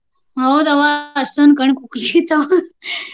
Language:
Kannada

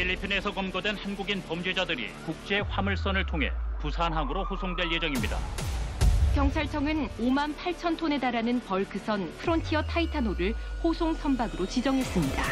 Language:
Korean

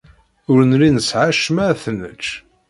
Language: Kabyle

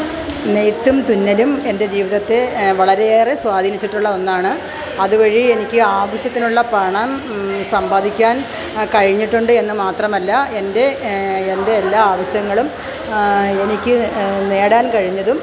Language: Malayalam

